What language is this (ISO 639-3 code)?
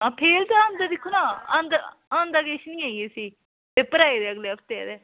doi